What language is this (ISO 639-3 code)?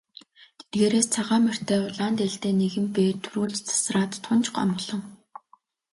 mon